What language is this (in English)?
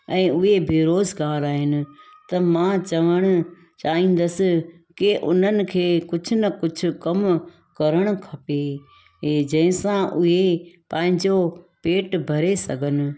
Sindhi